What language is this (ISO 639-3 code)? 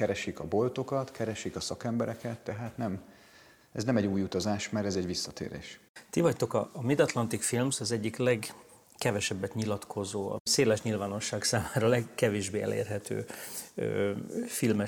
hun